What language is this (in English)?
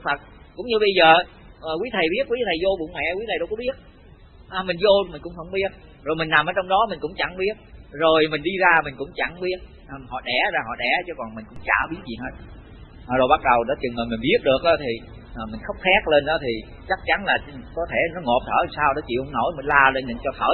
Vietnamese